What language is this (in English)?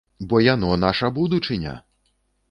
Belarusian